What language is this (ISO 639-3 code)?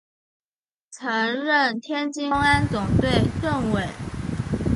zho